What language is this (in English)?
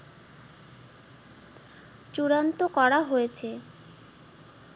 Bangla